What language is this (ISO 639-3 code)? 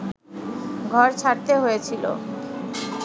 ben